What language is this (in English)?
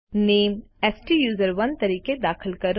Gujarati